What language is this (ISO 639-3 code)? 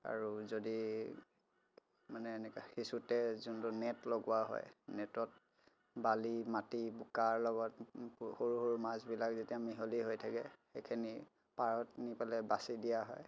asm